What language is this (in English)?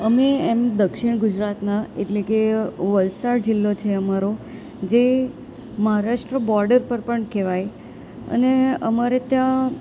Gujarati